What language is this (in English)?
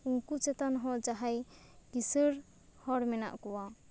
Santali